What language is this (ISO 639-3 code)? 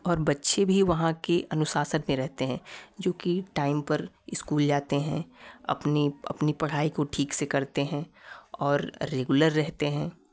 hin